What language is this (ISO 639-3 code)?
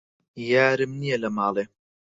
ckb